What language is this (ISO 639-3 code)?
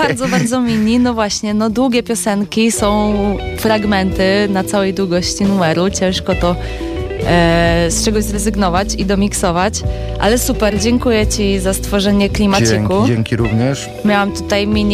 pol